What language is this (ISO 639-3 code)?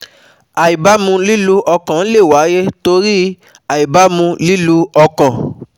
yor